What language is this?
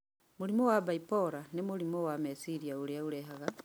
Kikuyu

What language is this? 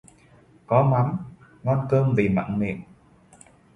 Vietnamese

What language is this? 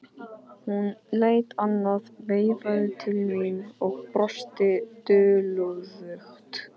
Icelandic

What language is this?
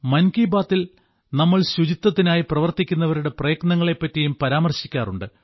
Malayalam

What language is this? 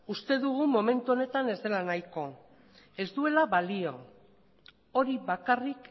Basque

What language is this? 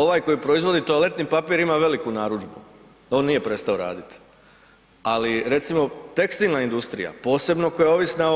Croatian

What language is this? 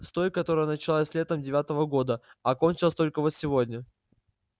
Russian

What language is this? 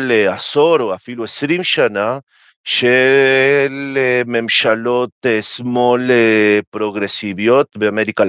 Hebrew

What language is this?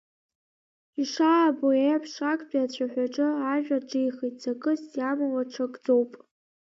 Abkhazian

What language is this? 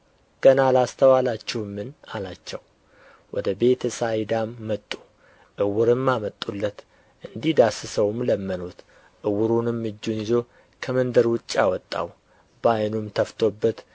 Amharic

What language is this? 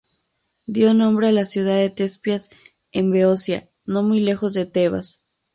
Spanish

